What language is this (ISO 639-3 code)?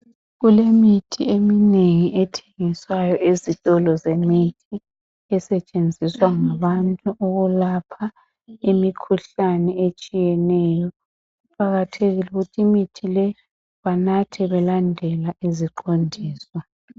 nde